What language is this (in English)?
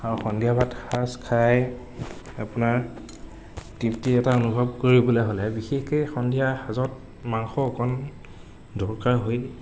Assamese